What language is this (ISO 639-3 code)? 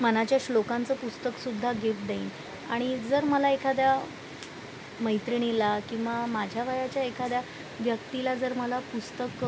mar